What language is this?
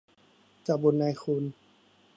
Thai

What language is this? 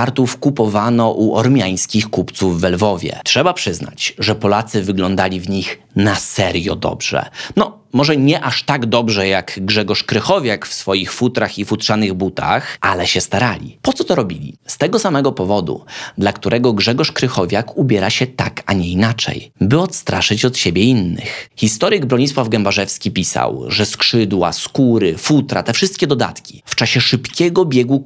Polish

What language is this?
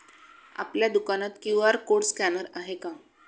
Marathi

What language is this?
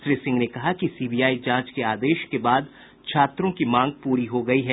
Hindi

